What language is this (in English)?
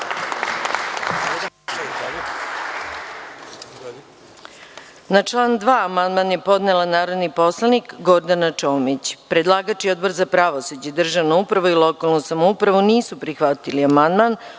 Serbian